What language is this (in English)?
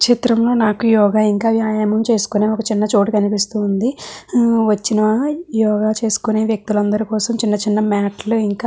Telugu